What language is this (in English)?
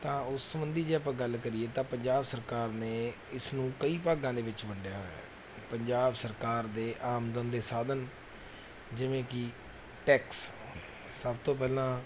Punjabi